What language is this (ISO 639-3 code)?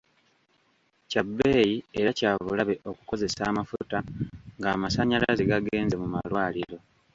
lug